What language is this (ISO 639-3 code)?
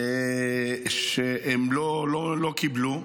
heb